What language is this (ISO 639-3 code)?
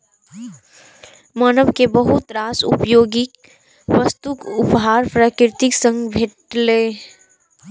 mai